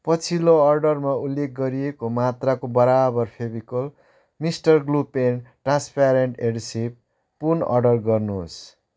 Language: Nepali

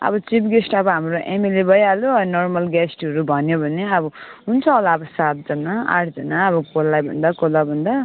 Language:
Nepali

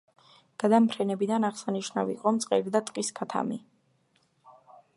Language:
Georgian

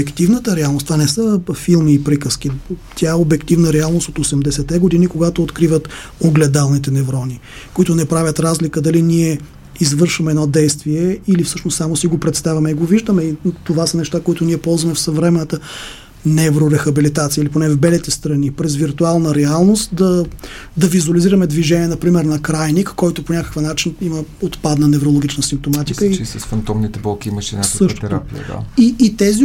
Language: Bulgarian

